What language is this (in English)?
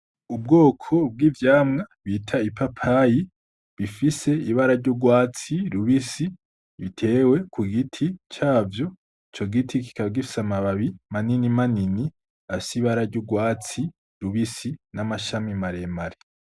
Rundi